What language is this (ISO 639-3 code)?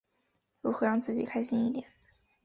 zho